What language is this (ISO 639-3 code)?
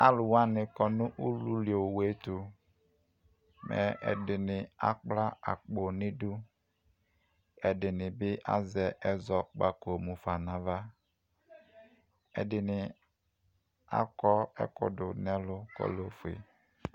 kpo